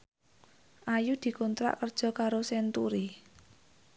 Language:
Javanese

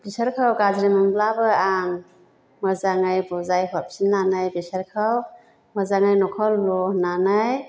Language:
Bodo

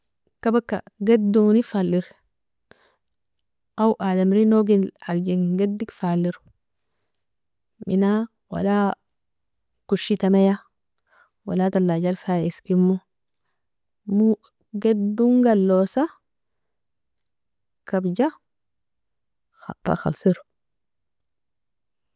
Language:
Nobiin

